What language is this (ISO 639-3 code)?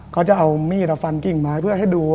tha